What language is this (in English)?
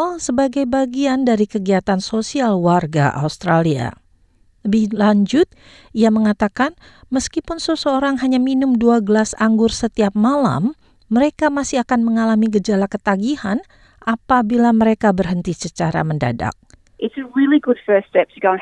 Indonesian